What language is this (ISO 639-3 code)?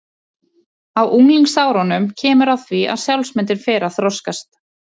isl